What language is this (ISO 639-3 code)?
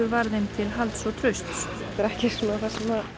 isl